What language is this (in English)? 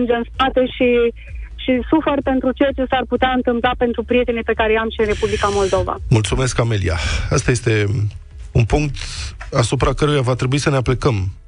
Romanian